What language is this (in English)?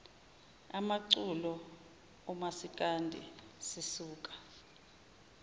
Zulu